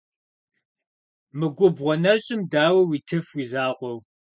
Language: Kabardian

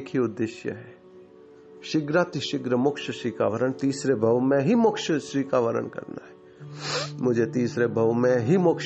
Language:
Hindi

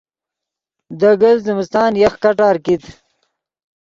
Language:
Yidgha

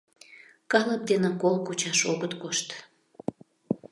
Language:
Mari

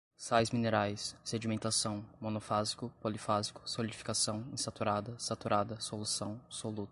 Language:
Portuguese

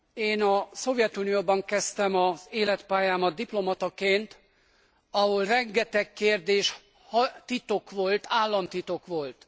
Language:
Hungarian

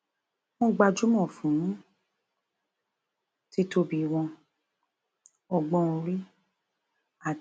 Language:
Yoruba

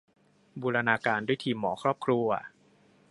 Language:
Thai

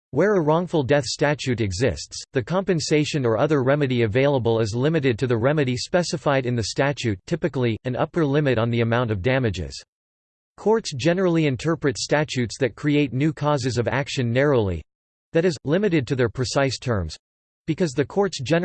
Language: English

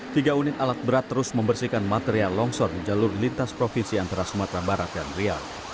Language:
Indonesian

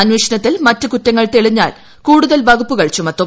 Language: Malayalam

